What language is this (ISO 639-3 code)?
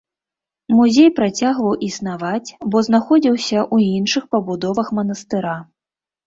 bel